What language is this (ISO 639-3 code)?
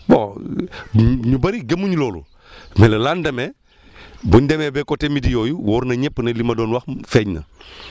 wol